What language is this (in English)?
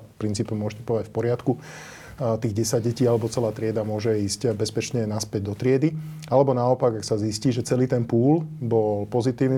Slovak